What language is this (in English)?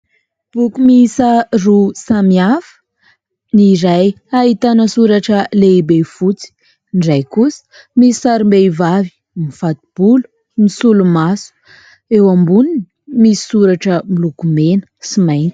Malagasy